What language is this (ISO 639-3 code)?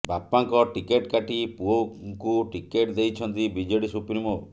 ori